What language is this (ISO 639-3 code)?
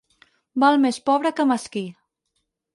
cat